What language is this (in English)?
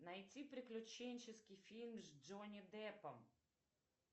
Russian